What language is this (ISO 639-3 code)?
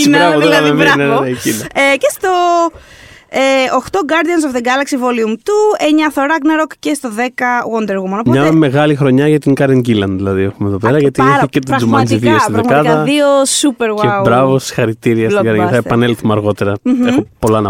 ell